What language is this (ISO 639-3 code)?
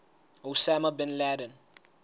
sot